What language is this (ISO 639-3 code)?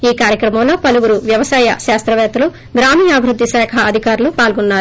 tel